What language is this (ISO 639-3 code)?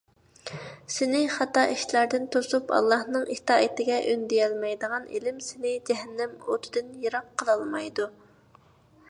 uig